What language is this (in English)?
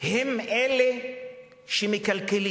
Hebrew